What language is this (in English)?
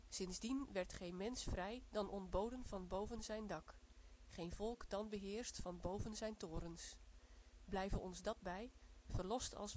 Dutch